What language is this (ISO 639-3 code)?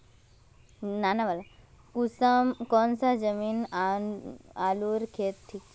mag